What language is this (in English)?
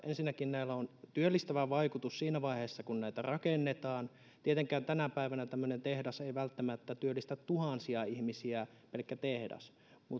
Finnish